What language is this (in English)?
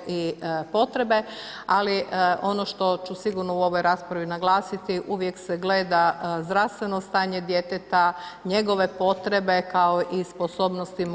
Croatian